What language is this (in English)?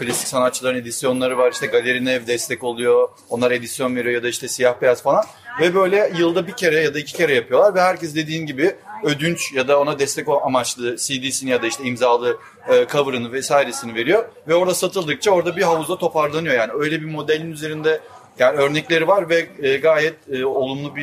Turkish